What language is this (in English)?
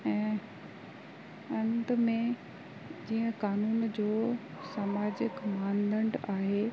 Sindhi